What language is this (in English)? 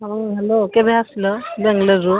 Odia